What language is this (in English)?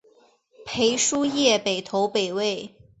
Chinese